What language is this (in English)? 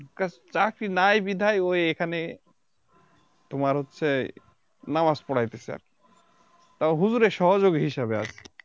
Bangla